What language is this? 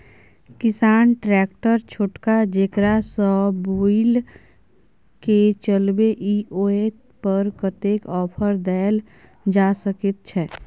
Maithili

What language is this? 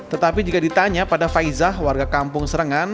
Indonesian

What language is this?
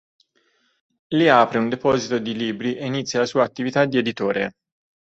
Italian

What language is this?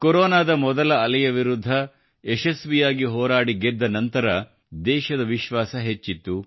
Kannada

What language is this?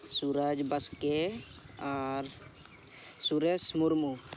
Santali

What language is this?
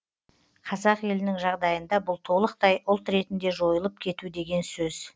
Kazakh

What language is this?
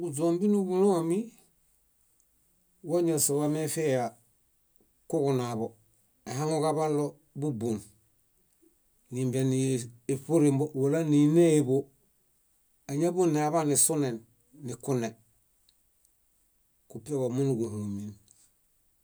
Bayot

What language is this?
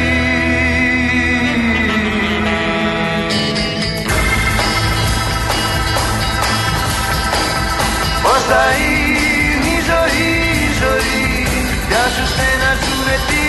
Greek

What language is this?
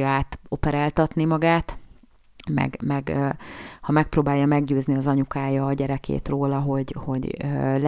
Hungarian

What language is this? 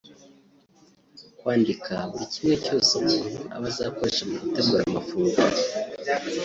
Kinyarwanda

